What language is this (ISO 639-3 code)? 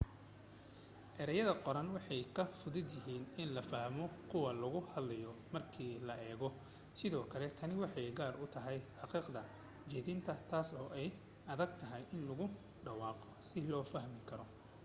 som